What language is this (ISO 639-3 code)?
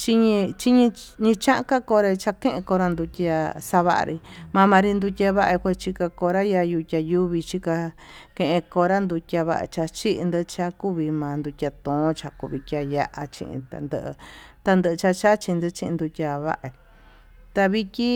mtu